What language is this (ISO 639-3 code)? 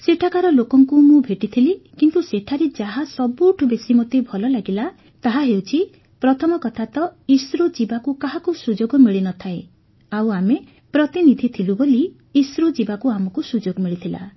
ori